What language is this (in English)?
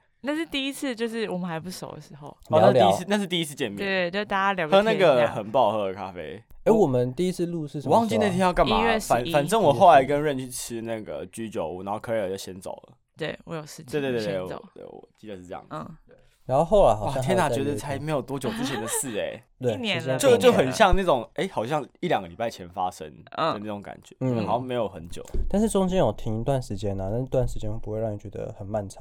Chinese